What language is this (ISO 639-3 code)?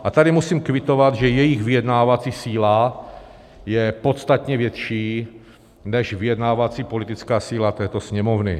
ces